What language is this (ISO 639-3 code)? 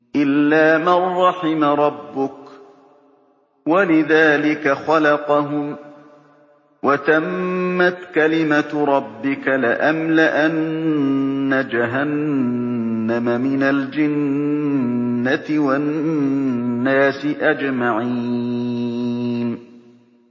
ara